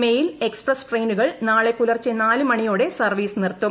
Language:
Malayalam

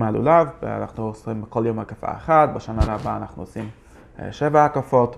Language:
Hebrew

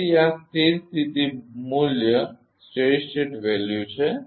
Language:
Gujarati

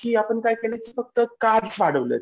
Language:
Marathi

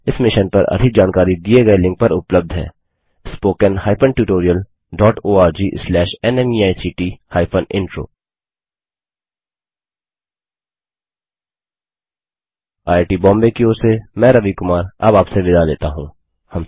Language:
Hindi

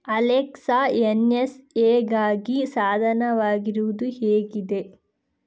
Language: Kannada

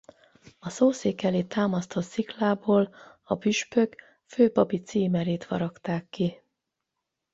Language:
Hungarian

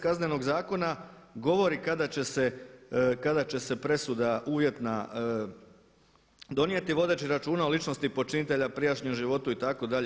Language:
Croatian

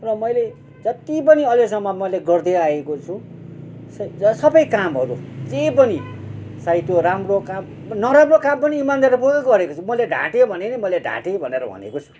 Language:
Nepali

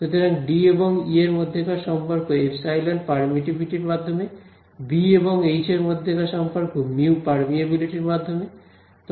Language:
Bangla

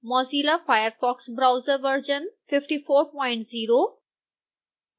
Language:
Hindi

